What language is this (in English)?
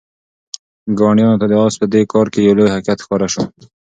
Pashto